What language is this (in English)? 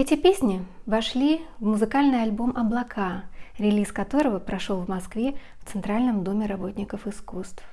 Russian